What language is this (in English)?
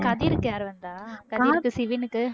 Tamil